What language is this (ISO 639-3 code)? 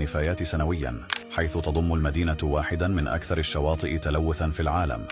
ara